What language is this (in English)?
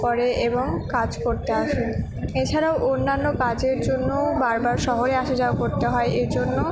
Bangla